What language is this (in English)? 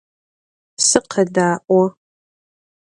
Adyghe